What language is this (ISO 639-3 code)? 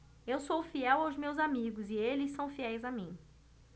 por